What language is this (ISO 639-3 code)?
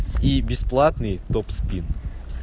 rus